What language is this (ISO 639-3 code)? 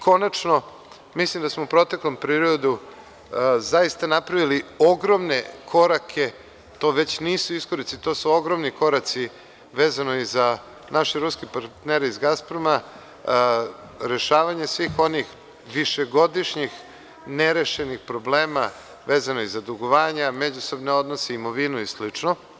srp